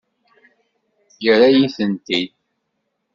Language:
Kabyle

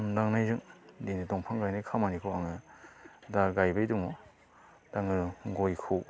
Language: Bodo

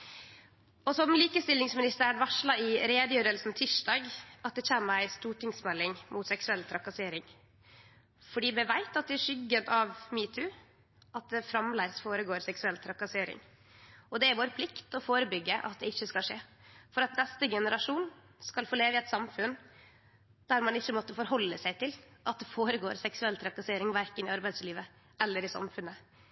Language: Norwegian Nynorsk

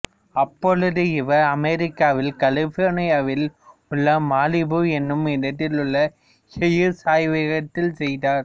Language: Tamil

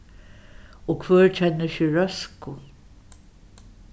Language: Faroese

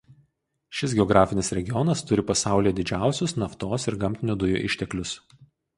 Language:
Lithuanian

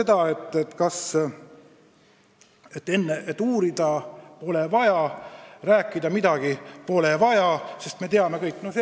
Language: Estonian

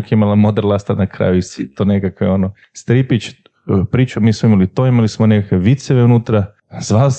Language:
Croatian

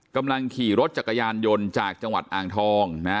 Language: Thai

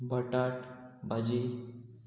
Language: Konkani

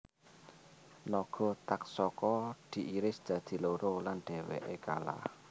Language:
Javanese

